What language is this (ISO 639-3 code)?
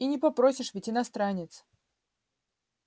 rus